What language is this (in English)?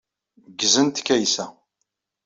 Kabyle